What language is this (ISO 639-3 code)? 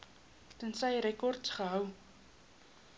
afr